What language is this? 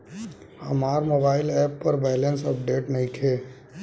Bhojpuri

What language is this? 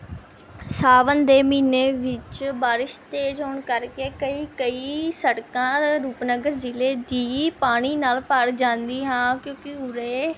Punjabi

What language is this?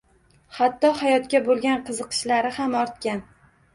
Uzbek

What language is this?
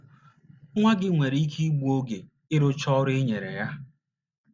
Igbo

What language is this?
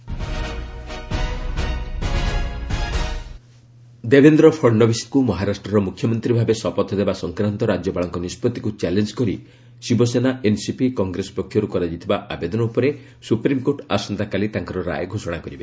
Odia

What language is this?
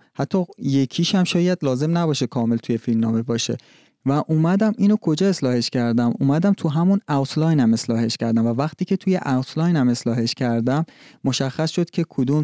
Persian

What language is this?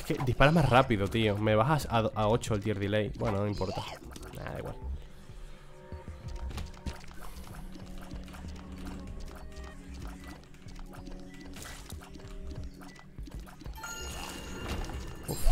Spanish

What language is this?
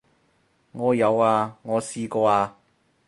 Cantonese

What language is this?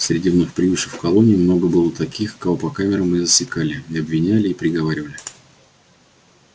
Russian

